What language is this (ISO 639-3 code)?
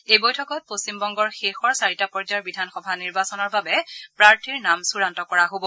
asm